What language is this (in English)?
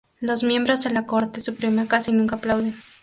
Spanish